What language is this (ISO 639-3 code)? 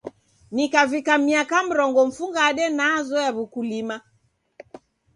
dav